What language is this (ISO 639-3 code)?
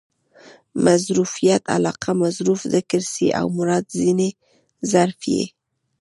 pus